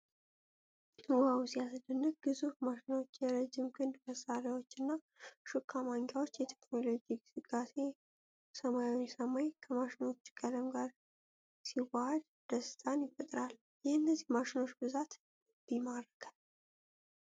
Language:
Amharic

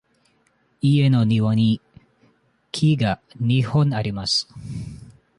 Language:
Japanese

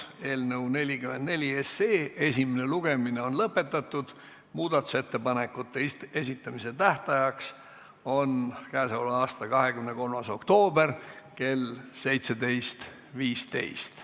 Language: Estonian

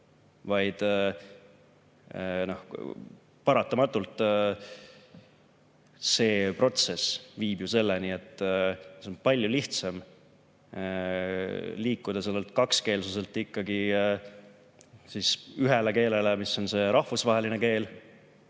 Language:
Estonian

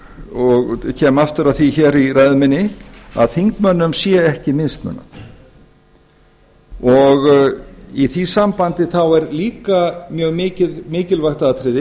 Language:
Icelandic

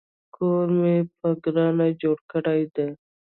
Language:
Pashto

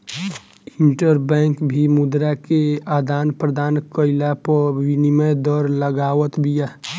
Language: Bhojpuri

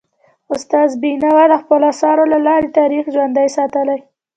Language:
Pashto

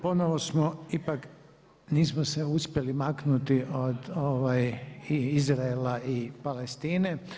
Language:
Croatian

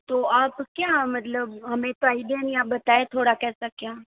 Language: Hindi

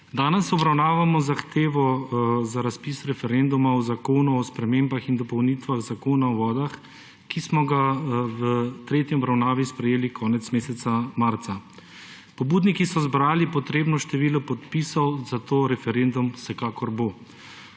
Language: Slovenian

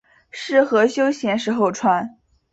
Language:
Chinese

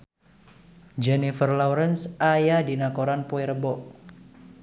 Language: Sundanese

